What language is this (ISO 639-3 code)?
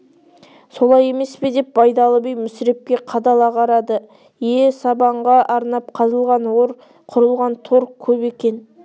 kaz